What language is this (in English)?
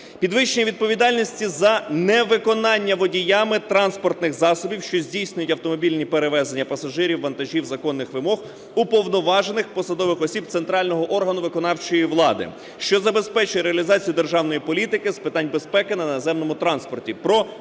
Ukrainian